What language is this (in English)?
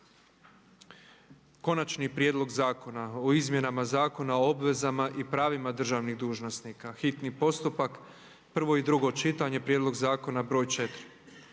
Croatian